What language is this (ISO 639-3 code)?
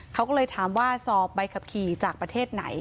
tha